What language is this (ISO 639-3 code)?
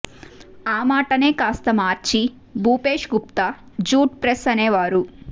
tel